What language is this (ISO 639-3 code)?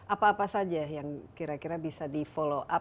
ind